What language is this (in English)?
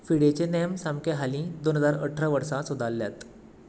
Konkani